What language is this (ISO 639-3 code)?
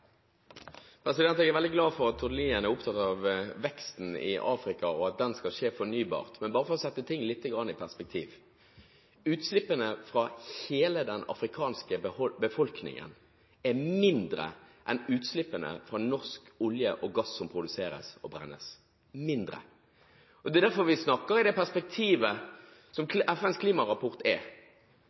nor